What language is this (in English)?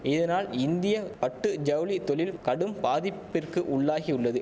Tamil